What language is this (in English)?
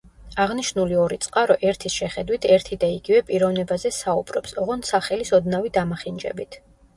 Georgian